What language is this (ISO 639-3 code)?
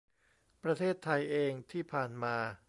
tha